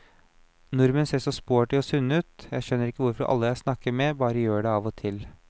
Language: Norwegian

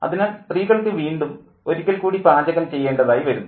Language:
Malayalam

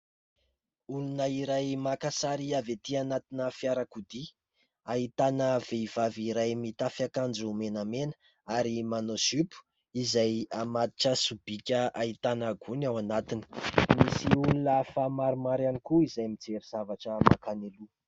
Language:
Malagasy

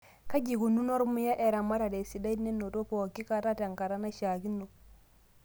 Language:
Masai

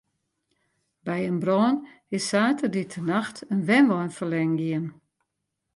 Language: Western Frisian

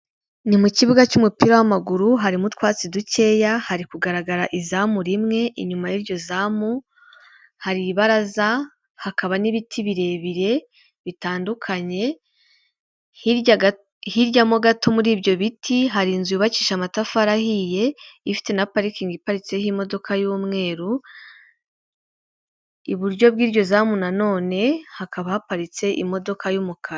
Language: Kinyarwanda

